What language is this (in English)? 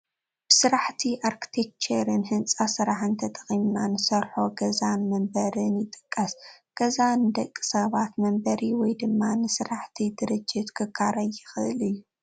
Tigrinya